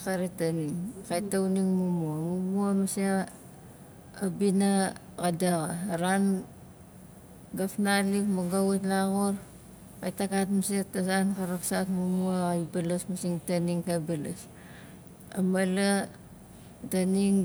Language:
Nalik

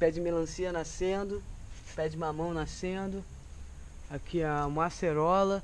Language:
Portuguese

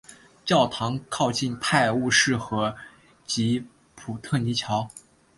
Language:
Chinese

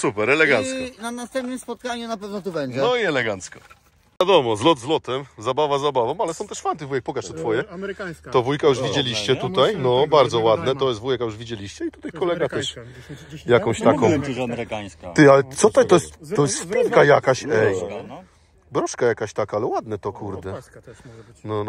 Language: Polish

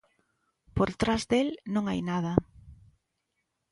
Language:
Galician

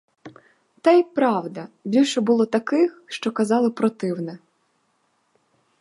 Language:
Ukrainian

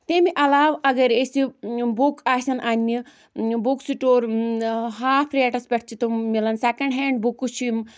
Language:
Kashmiri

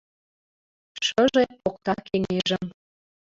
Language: Mari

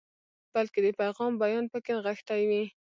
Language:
Pashto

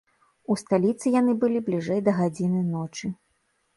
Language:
Belarusian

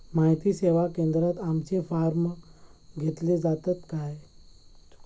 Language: Marathi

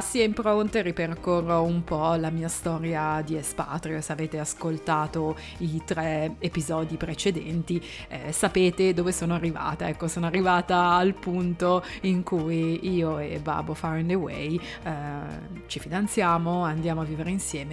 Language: Italian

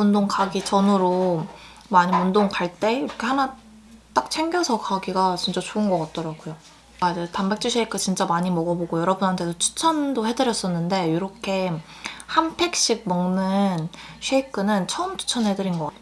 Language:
Korean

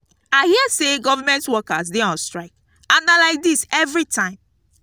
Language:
Nigerian Pidgin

